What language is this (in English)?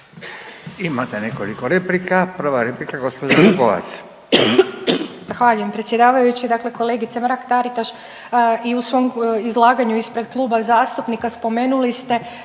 Croatian